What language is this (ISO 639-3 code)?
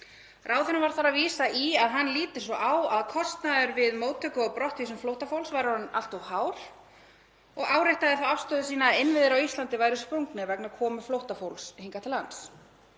isl